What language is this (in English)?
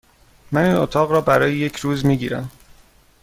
Persian